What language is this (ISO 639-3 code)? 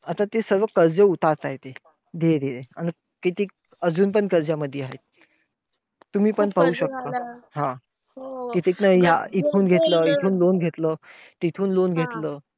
mar